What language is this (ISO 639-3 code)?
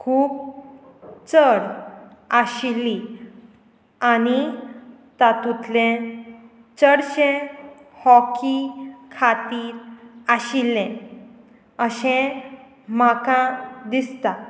kok